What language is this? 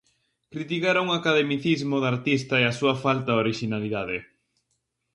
Galician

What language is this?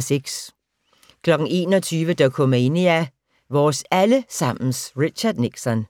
Danish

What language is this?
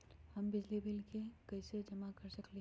Magahi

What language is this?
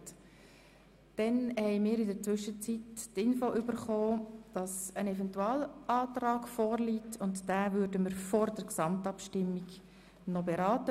Swiss German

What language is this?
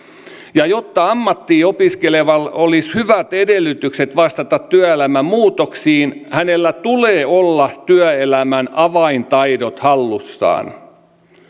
Finnish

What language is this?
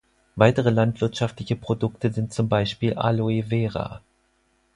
German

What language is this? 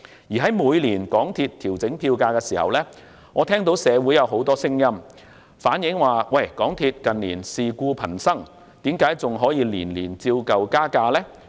Cantonese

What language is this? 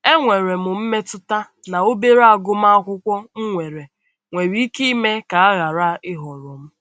Igbo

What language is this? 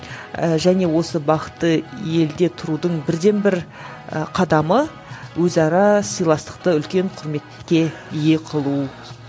Kazakh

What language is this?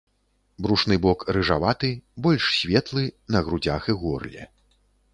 Belarusian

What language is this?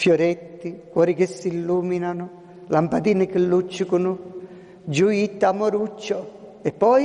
Italian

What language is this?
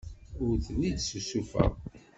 Kabyle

